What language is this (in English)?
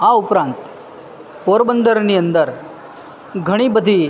Gujarati